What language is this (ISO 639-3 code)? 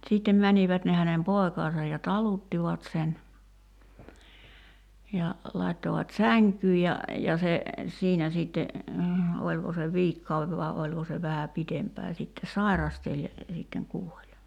fin